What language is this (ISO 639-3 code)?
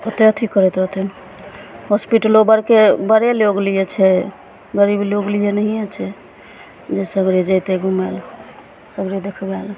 mai